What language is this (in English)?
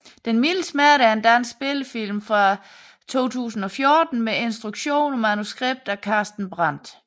Danish